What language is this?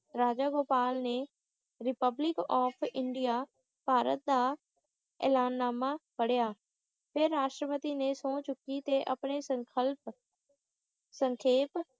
Punjabi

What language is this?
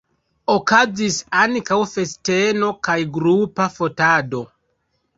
Esperanto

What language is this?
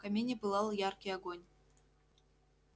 Russian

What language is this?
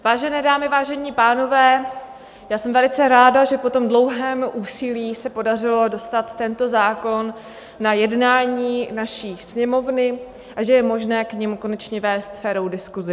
Czech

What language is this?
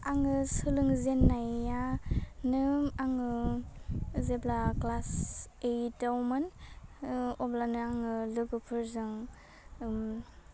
Bodo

